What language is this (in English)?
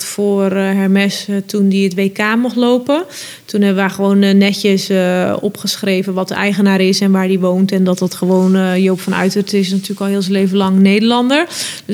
Dutch